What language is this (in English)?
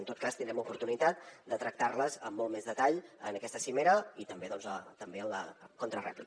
Catalan